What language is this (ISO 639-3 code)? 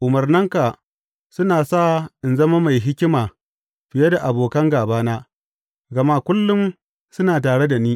hau